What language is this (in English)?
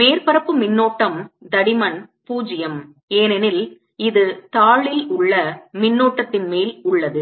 Tamil